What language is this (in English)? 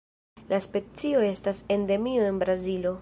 Esperanto